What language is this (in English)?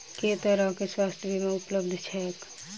Maithili